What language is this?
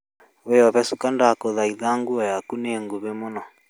Kikuyu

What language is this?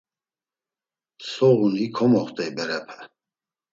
Laz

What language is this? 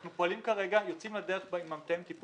Hebrew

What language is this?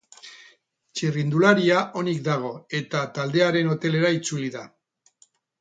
Basque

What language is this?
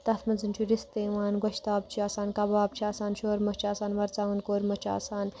Kashmiri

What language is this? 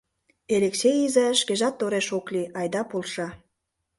Mari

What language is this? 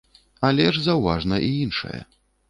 Belarusian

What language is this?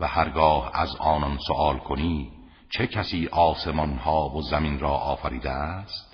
Persian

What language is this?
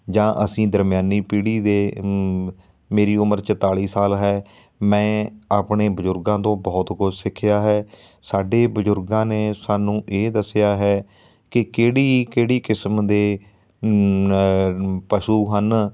Punjabi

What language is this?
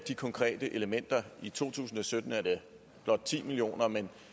Danish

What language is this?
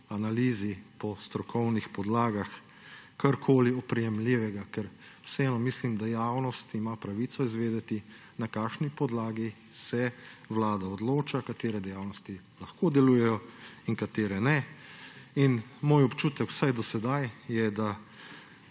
Slovenian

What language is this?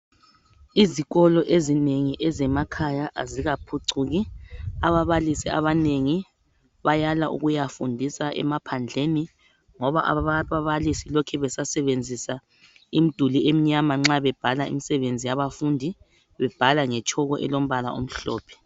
North Ndebele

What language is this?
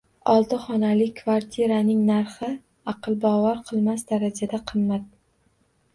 Uzbek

